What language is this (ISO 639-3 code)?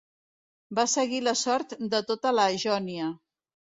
cat